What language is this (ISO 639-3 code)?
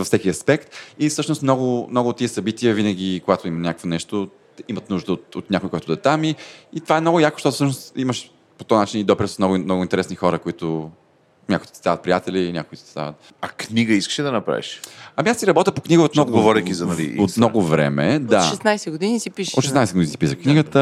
bul